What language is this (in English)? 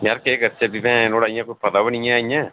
Dogri